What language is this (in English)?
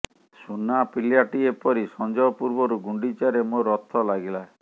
Odia